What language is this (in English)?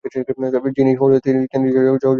Bangla